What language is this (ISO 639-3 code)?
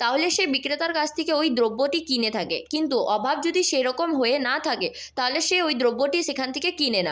ben